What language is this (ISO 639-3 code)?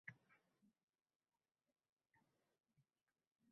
uzb